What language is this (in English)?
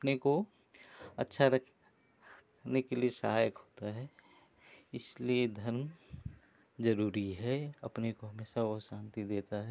Hindi